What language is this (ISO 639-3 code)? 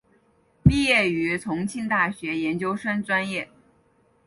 zho